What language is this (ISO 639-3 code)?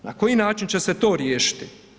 hrv